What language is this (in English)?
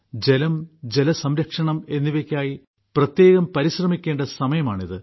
Malayalam